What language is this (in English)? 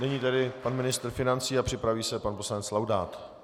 Czech